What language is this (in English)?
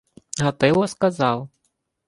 Ukrainian